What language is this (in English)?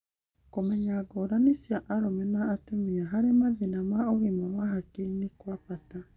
Kikuyu